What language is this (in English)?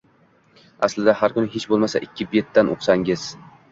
Uzbek